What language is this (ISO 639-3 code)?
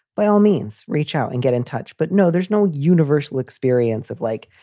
eng